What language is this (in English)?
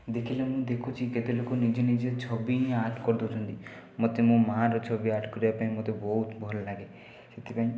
Odia